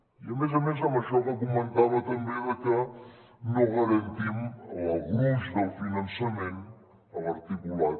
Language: Catalan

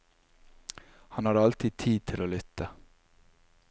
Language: Norwegian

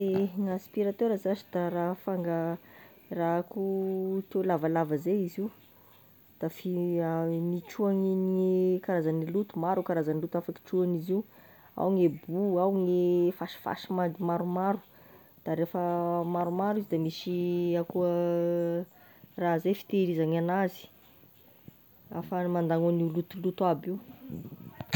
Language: Tesaka Malagasy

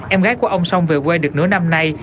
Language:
Vietnamese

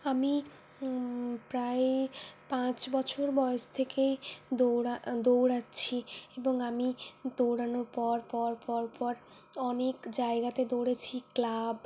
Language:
Bangla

